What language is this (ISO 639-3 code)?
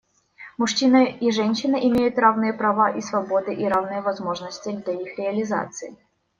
rus